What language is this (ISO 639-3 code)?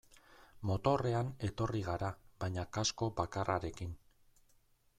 eus